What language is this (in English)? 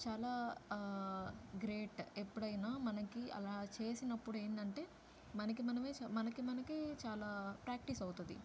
Telugu